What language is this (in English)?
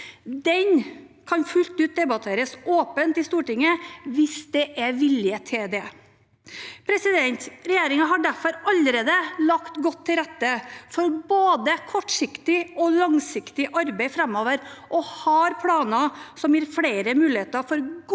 Norwegian